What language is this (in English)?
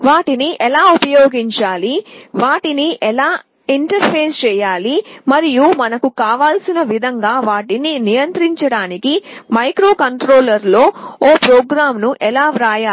Telugu